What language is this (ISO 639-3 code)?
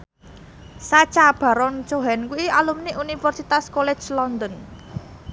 jav